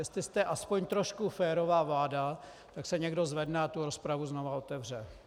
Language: Czech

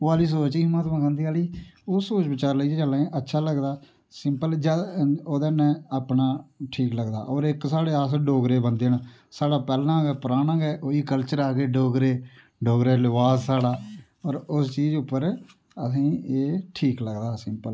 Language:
Dogri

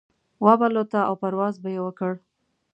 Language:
Pashto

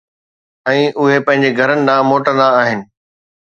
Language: Sindhi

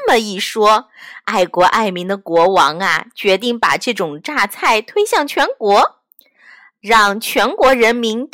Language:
Chinese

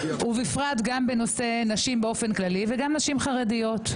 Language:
Hebrew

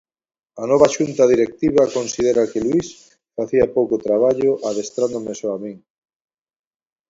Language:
Galician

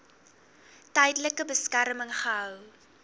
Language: Afrikaans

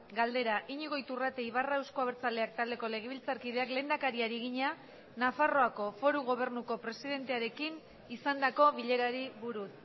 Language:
Basque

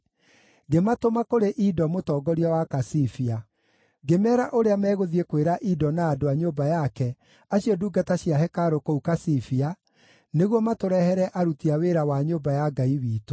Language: Kikuyu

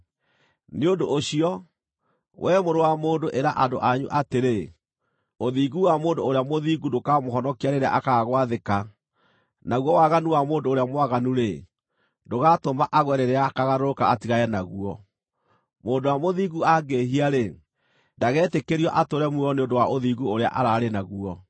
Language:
Kikuyu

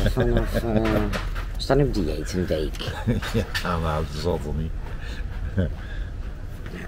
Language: Dutch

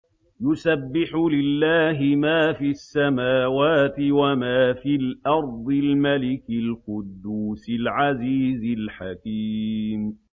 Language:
Arabic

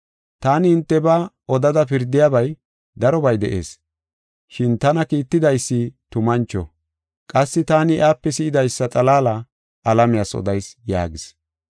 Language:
Gofa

